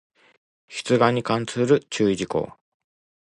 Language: Japanese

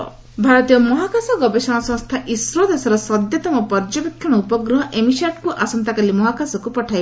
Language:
Odia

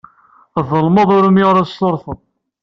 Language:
Kabyle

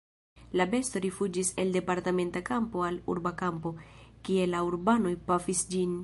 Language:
Esperanto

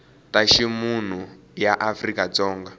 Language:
Tsonga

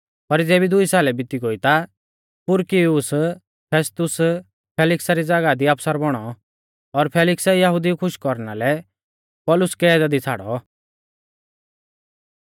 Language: Mahasu Pahari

